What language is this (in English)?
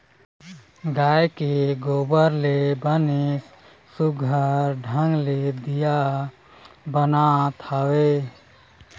Chhattisgarhi